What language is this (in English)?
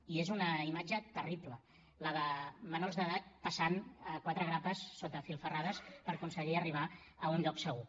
Catalan